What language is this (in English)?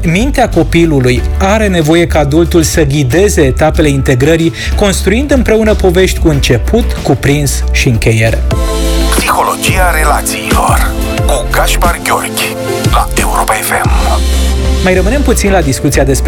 Romanian